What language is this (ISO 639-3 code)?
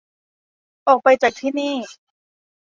tha